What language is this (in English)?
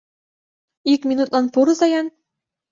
Mari